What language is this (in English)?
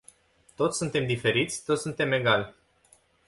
Romanian